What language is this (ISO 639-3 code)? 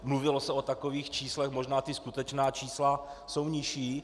ces